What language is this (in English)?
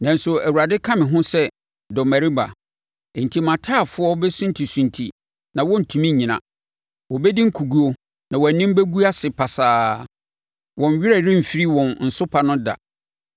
Akan